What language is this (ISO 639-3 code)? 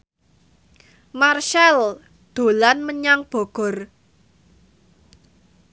jav